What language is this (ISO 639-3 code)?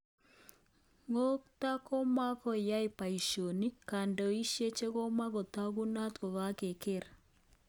kln